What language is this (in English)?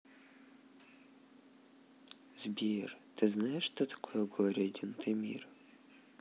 Russian